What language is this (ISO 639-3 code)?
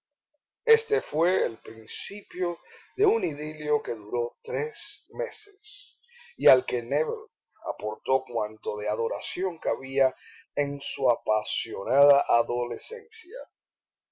spa